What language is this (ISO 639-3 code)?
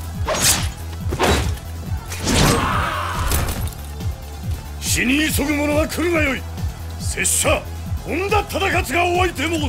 jpn